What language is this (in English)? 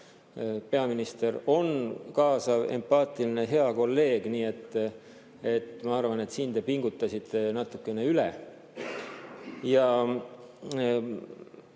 Estonian